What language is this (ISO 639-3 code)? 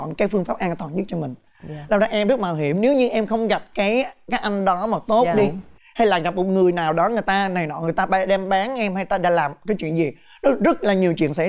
vie